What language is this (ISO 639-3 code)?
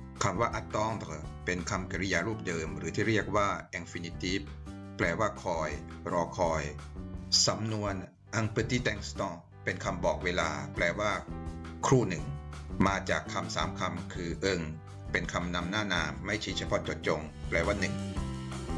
tha